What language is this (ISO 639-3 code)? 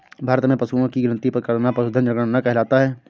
hin